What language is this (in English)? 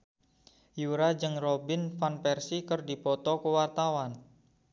Sundanese